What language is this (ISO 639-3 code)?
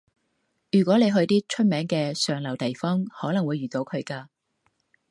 yue